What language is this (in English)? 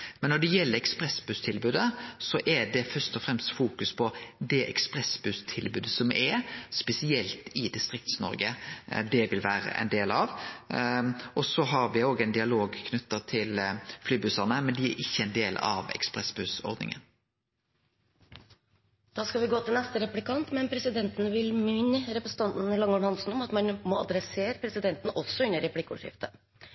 Norwegian